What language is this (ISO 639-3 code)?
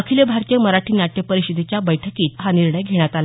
mar